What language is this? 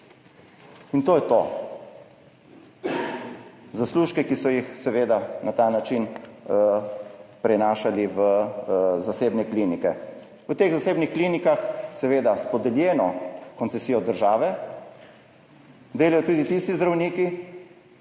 Slovenian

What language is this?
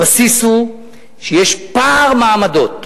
Hebrew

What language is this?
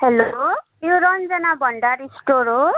Nepali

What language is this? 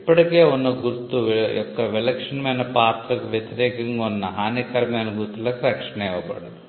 Telugu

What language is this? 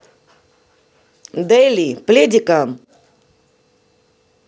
Russian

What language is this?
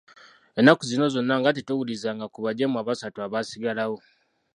Ganda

